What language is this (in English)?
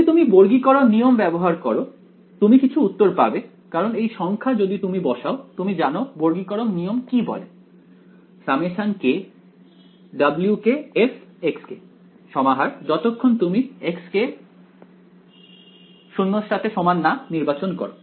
Bangla